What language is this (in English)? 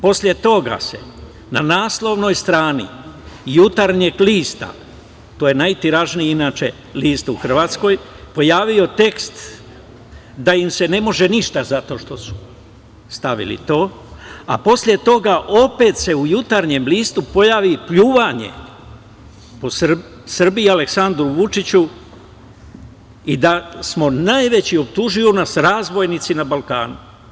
Serbian